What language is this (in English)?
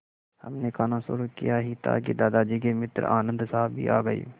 Hindi